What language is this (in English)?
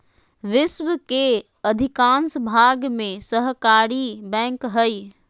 Magahi